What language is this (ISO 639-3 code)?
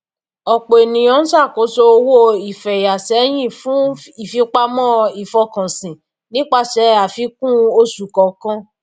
yor